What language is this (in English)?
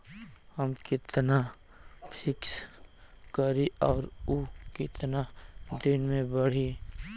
Bhojpuri